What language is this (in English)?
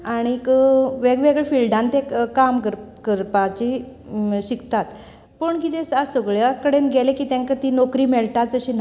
Konkani